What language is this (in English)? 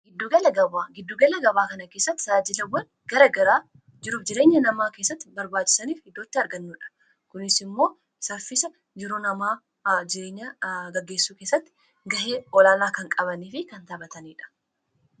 Oromo